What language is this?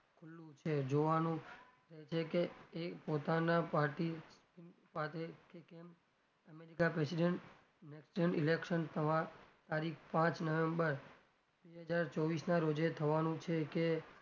Gujarati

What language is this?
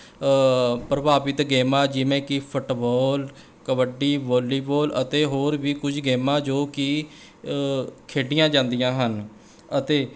Punjabi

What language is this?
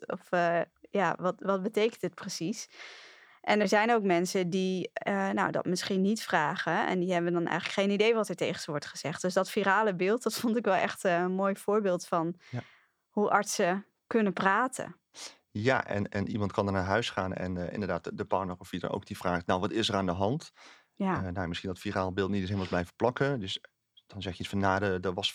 Dutch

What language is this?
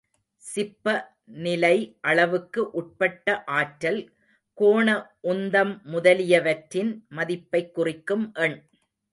Tamil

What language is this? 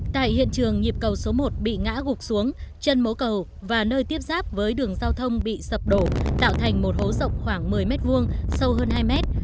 Vietnamese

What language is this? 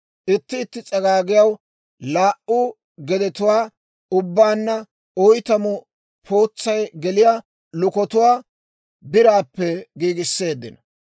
Dawro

